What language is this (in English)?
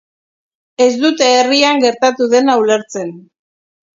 Basque